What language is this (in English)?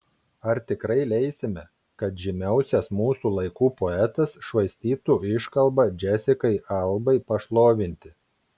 Lithuanian